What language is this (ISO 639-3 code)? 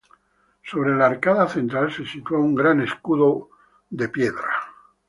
spa